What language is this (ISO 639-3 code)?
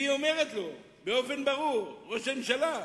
heb